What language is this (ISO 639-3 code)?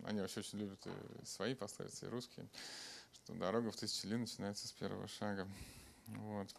rus